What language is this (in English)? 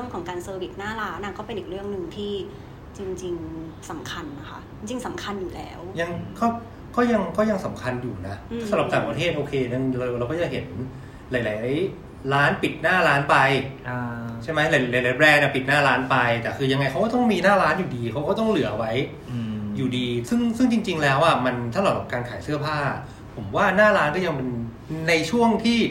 Thai